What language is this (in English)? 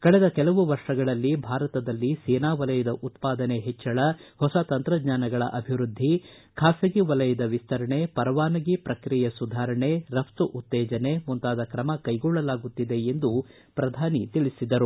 Kannada